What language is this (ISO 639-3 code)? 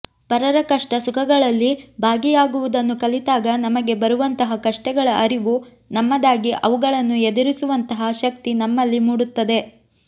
kan